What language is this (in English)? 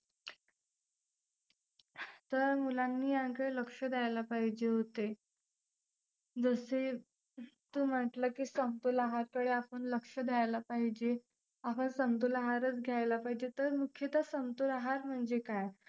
Marathi